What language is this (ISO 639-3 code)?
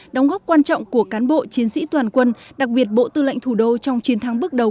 vie